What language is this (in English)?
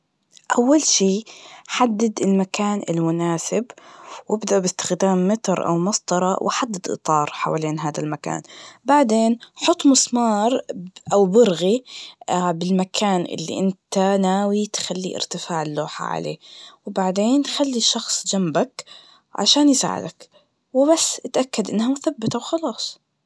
Najdi Arabic